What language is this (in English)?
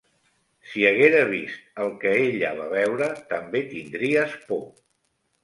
Catalan